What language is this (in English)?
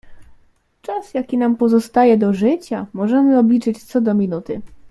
Polish